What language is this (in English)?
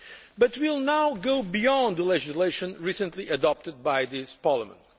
English